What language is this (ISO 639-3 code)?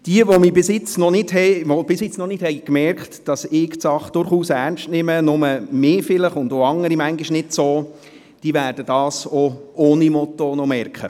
gsw